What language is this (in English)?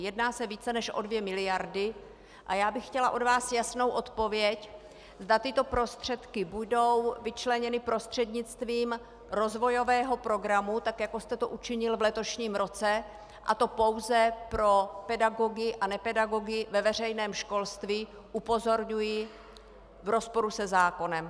Czech